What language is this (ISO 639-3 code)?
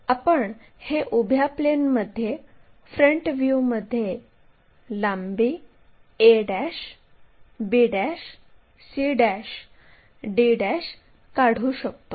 mar